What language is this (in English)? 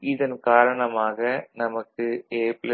Tamil